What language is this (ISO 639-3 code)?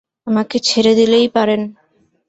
ben